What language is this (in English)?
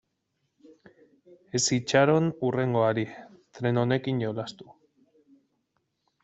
Basque